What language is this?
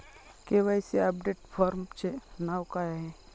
Marathi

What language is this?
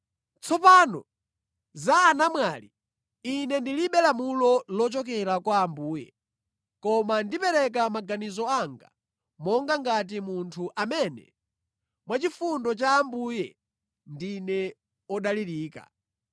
Nyanja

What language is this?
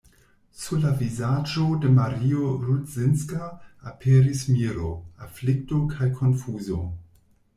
Esperanto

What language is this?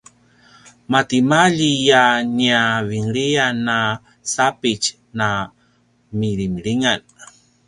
Paiwan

